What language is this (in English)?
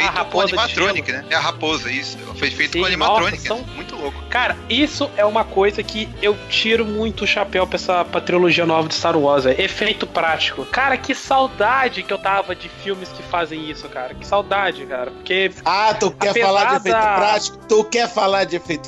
Portuguese